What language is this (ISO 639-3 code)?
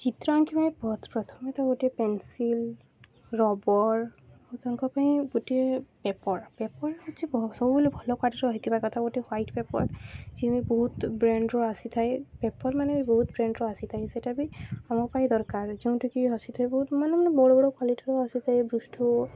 ori